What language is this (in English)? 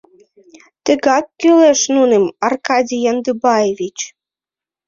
Mari